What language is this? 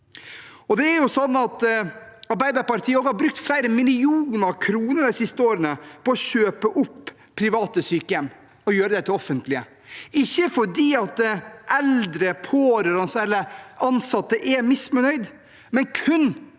Norwegian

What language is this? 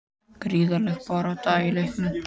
Icelandic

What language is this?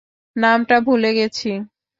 Bangla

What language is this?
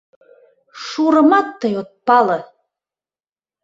Mari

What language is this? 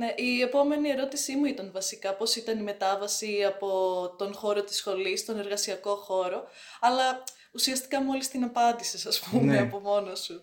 Greek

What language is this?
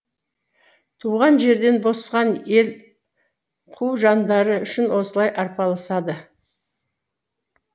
Kazakh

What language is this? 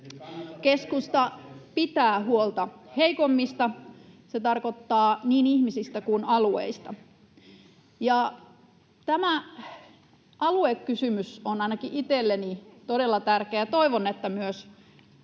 Finnish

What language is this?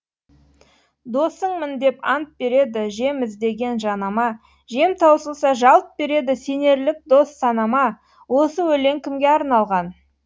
Kazakh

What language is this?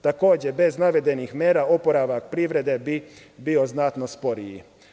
Serbian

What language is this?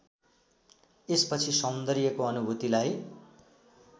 Nepali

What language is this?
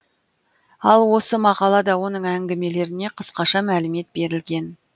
Kazakh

